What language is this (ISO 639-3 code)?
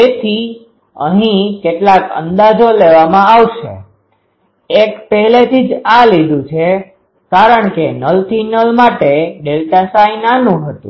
guj